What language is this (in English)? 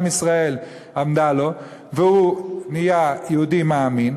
Hebrew